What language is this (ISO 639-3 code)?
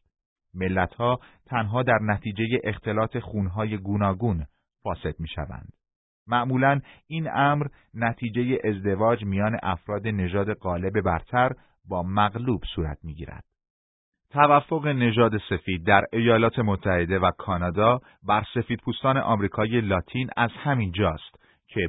fas